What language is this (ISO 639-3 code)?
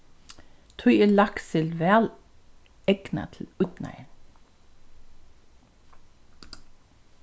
fao